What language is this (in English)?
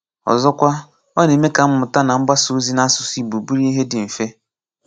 Igbo